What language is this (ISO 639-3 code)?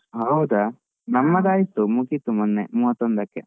kan